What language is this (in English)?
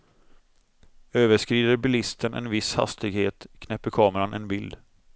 Swedish